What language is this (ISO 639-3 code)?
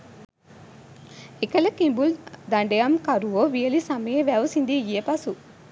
sin